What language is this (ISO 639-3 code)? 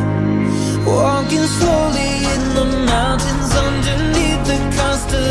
eng